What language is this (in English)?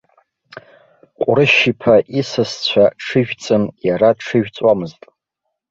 Abkhazian